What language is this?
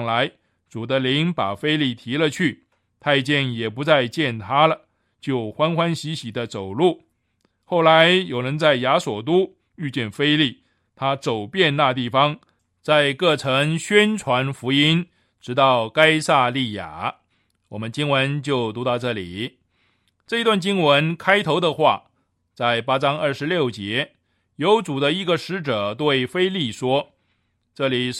Chinese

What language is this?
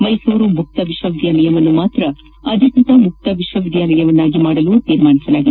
Kannada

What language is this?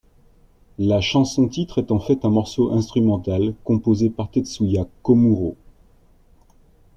French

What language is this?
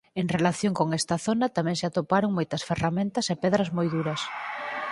Galician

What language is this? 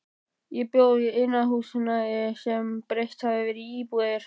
Icelandic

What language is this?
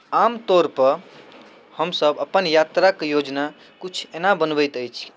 Maithili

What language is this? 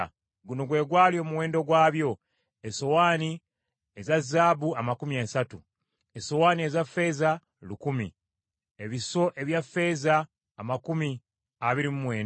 Ganda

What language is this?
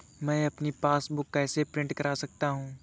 Hindi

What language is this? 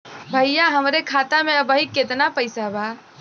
Bhojpuri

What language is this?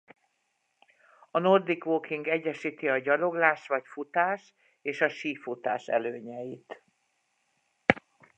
Hungarian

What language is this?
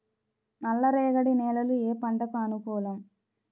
Telugu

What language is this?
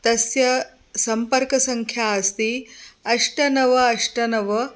Sanskrit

